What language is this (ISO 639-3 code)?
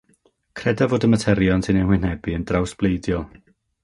cym